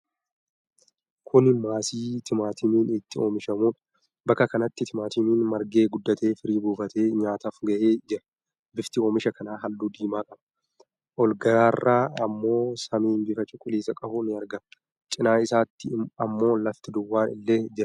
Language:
Oromo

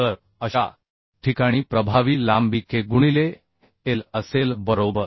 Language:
Marathi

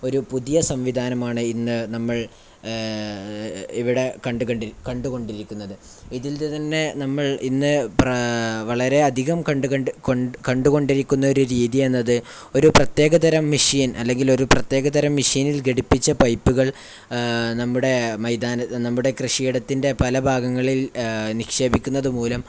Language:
Malayalam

